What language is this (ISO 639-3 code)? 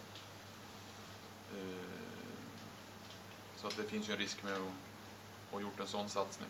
swe